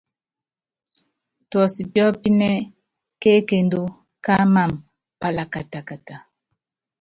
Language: Yangben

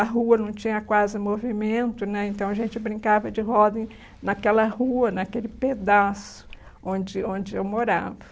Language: Portuguese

